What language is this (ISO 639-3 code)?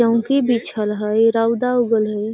mag